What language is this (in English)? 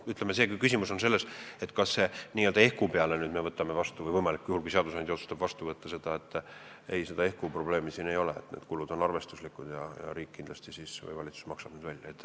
Estonian